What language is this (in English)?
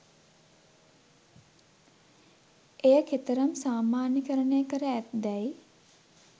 Sinhala